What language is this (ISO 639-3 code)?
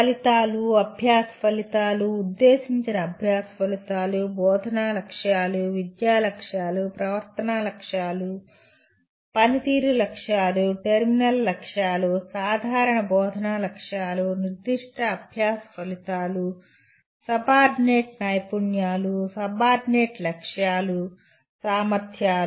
tel